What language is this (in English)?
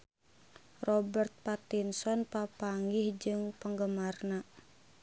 Sundanese